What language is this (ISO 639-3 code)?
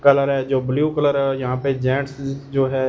hin